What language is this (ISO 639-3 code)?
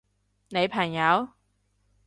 yue